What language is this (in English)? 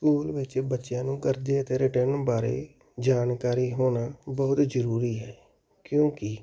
Punjabi